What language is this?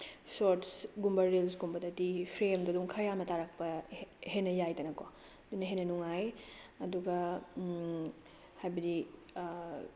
Manipuri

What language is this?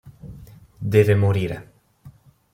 Italian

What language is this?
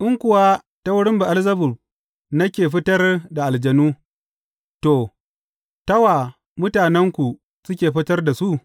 Hausa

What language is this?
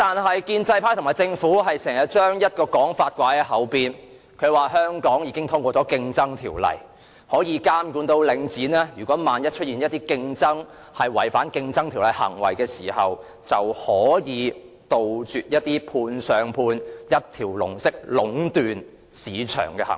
Cantonese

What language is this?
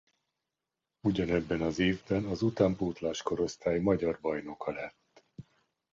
Hungarian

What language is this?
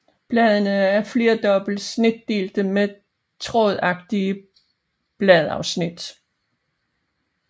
Danish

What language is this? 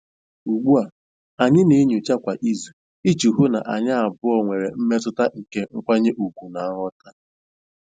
Igbo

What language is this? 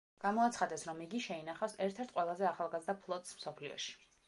Georgian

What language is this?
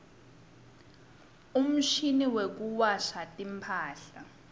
Swati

